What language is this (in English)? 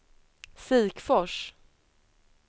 Swedish